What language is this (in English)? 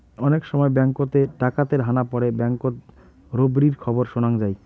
Bangla